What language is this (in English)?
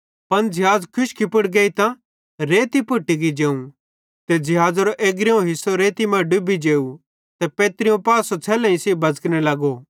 Bhadrawahi